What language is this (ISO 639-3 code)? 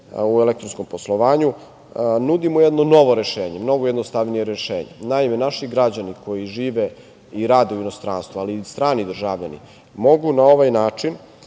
srp